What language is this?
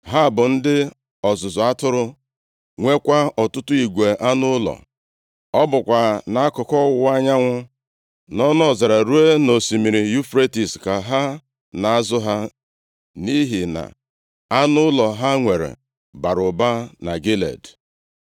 Igbo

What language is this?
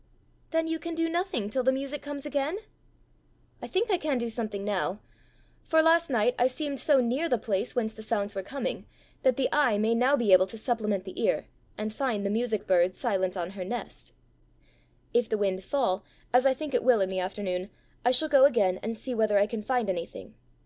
English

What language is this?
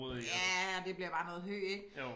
Danish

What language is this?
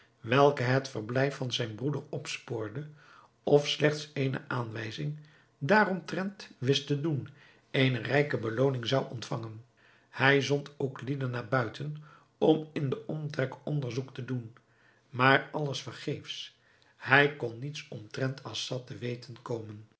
Dutch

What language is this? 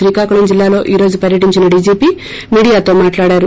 Telugu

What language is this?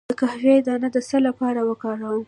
Pashto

